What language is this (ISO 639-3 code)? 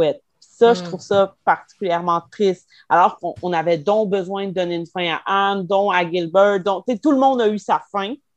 fra